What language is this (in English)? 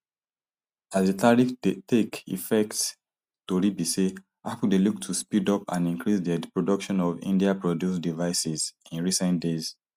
Nigerian Pidgin